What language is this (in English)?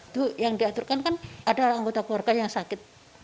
Indonesian